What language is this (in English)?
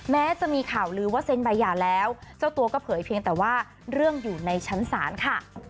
Thai